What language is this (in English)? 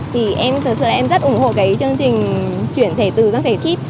Vietnamese